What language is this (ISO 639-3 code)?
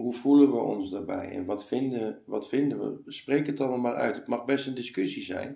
nld